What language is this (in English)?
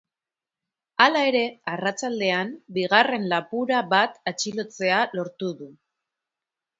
Basque